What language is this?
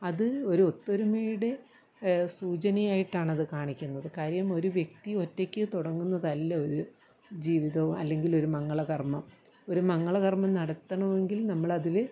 Malayalam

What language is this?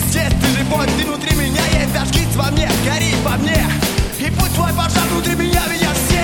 Russian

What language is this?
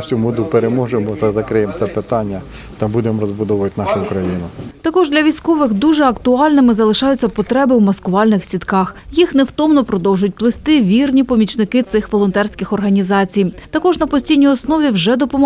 Ukrainian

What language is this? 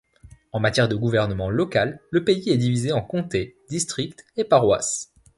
French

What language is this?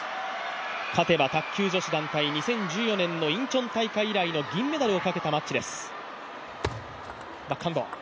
Japanese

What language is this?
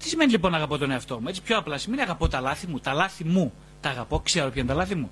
Greek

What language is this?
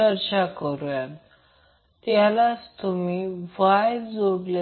Marathi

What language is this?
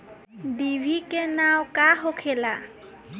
Bhojpuri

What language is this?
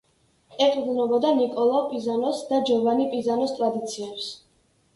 Georgian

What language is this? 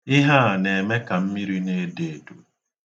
Igbo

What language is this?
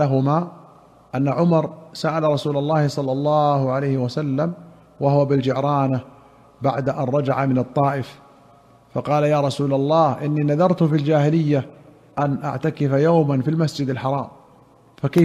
Arabic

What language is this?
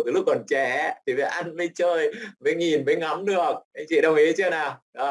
Vietnamese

